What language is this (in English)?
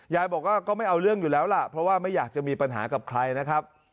Thai